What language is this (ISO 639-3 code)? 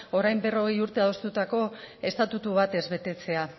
eus